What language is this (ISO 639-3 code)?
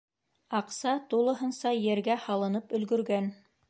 bak